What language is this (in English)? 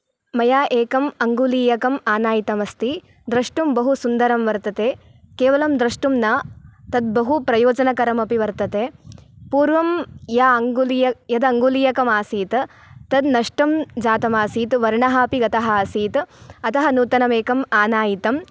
Sanskrit